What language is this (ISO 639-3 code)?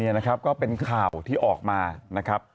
tha